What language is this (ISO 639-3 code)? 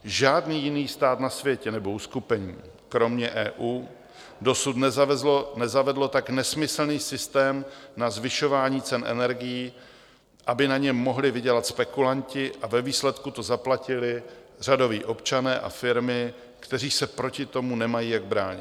ces